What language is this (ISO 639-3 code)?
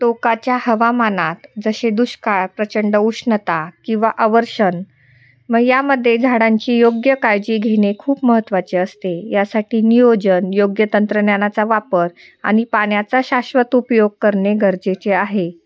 mar